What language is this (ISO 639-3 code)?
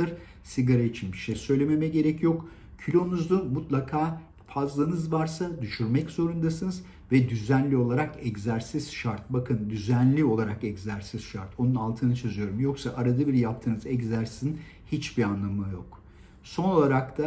tur